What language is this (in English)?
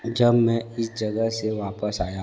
Hindi